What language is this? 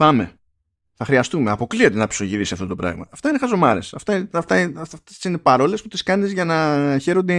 Greek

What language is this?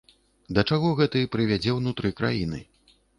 Belarusian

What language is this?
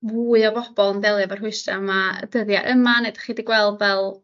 Welsh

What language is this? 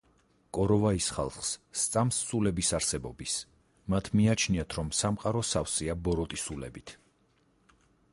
Georgian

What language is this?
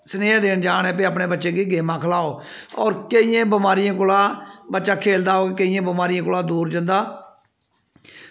Dogri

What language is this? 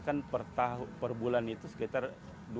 Indonesian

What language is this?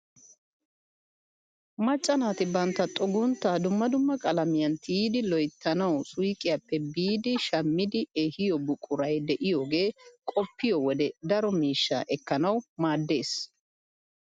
Wolaytta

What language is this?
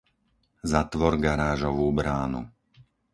Slovak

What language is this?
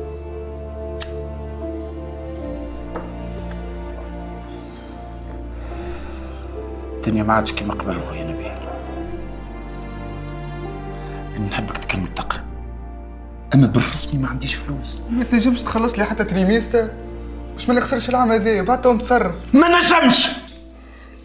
Arabic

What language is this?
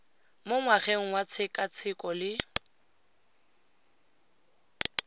Tswana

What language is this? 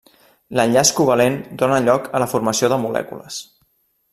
Catalan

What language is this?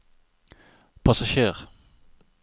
Norwegian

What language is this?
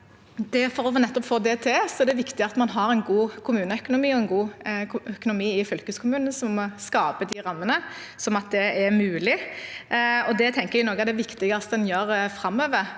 Norwegian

